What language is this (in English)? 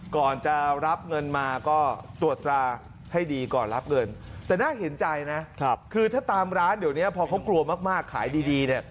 Thai